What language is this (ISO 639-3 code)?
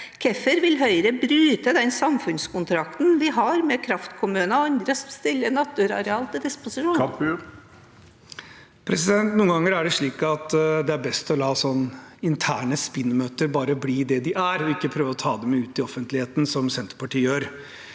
nor